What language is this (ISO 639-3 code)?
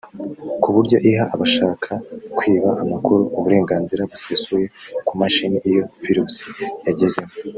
kin